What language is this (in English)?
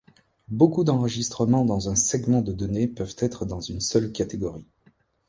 French